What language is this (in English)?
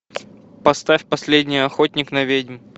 Russian